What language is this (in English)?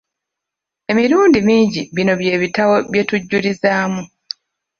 Ganda